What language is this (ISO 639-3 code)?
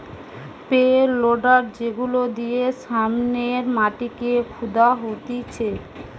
ben